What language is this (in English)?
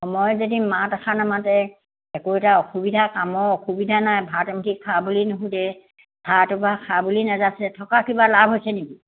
Assamese